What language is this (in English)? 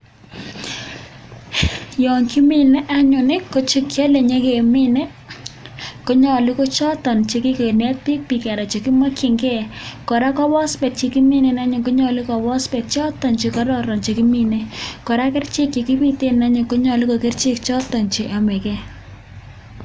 Kalenjin